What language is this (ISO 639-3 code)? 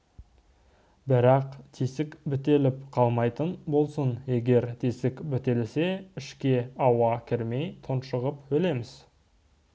kaz